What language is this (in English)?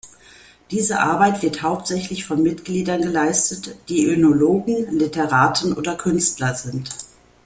German